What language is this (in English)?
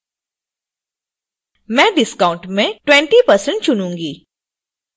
Hindi